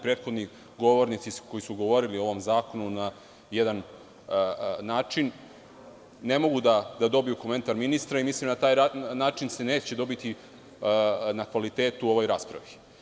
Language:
Serbian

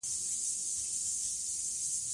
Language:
Pashto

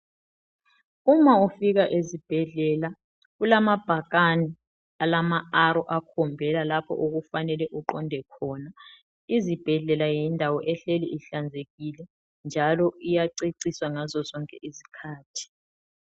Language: North Ndebele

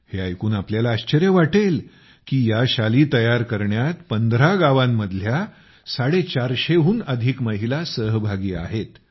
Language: Marathi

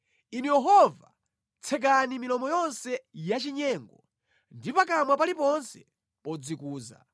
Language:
Nyanja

